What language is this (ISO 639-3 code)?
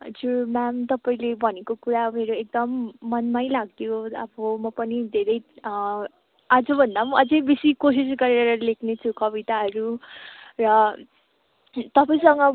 nep